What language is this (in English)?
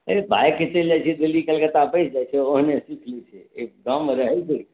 Maithili